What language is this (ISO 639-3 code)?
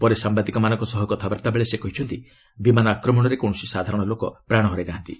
ori